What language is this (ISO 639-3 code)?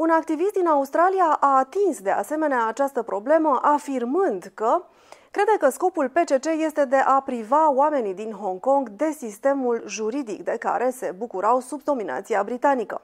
ron